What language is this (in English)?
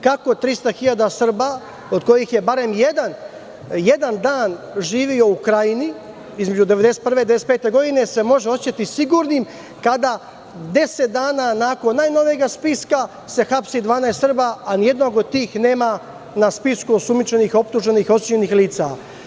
Serbian